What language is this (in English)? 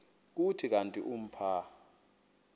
Xhosa